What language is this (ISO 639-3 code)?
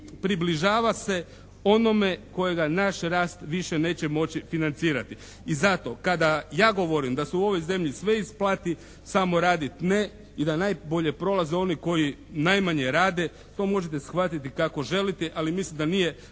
hrv